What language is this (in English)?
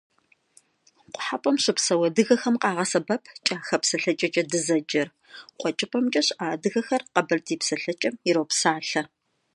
Kabardian